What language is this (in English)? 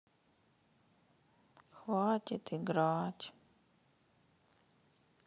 Russian